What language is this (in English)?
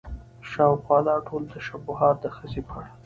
Pashto